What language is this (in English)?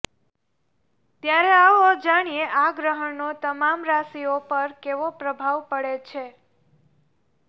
Gujarati